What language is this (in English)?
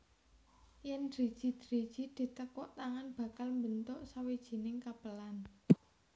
Javanese